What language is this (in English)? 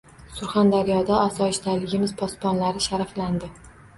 Uzbek